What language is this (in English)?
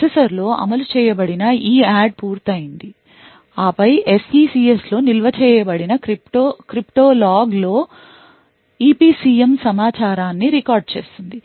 Telugu